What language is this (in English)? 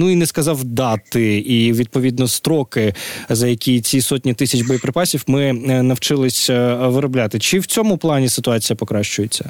Ukrainian